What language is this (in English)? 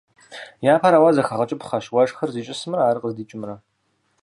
Kabardian